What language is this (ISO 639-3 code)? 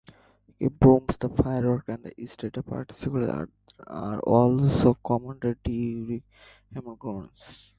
eng